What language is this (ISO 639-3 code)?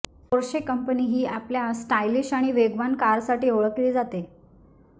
mar